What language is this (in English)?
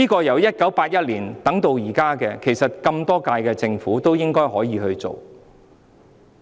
Cantonese